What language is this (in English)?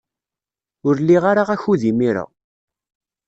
Kabyle